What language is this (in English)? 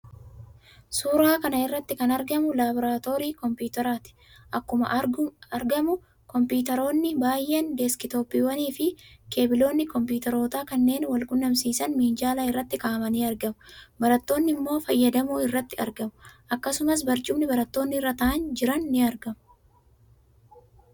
Oromo